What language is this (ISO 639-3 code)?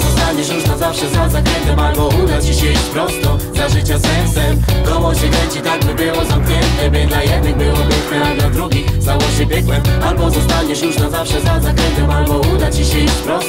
pol